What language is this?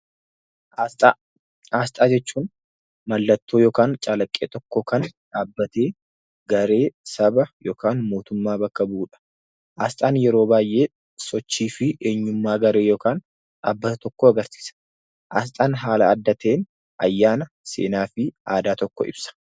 Oromo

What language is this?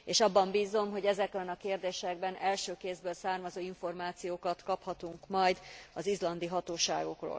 Hungarian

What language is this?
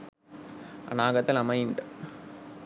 Sinhala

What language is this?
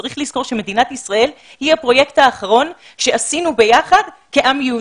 Hebrew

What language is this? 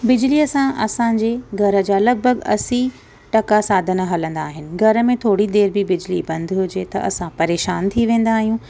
Sindhi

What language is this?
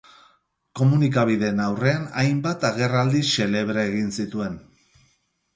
Basque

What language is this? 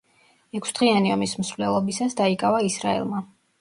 Georgian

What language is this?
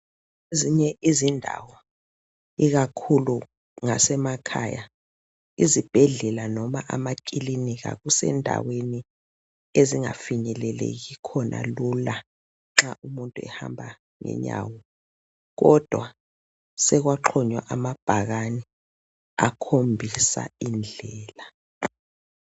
North Ndebele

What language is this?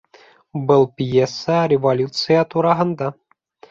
Bashkir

